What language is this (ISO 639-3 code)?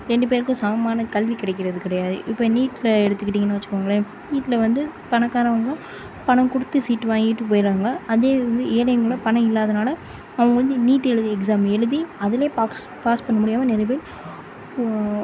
tam